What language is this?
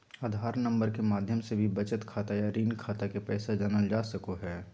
Magahi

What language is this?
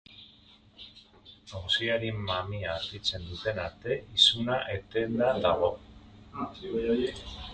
Basque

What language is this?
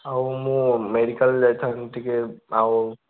Odia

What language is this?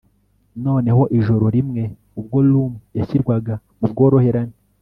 Kinyarwanda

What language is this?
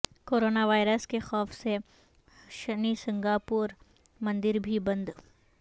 Urdu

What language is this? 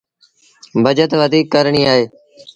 Sindhi Bhil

